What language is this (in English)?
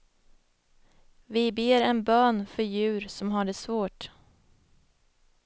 Swedish